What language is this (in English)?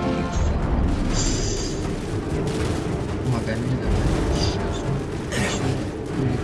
Russian